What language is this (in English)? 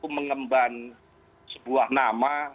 Indonesian